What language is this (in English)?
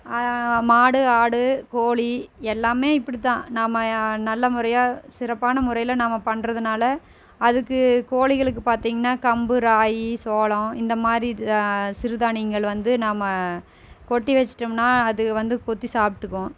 Tamil